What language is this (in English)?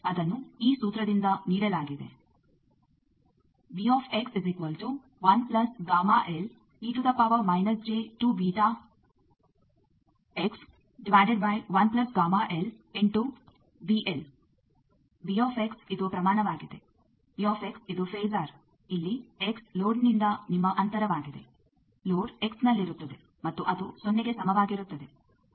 Kannada